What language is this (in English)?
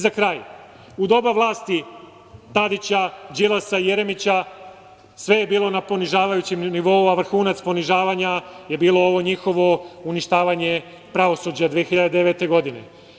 Serbian